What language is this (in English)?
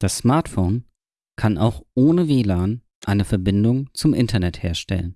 German